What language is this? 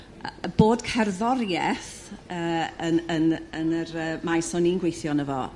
Welsh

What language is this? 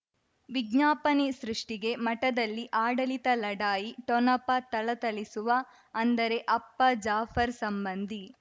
Kannada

